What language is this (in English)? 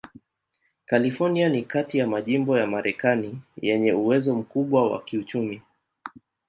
Swahili